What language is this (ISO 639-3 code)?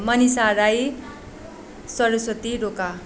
nep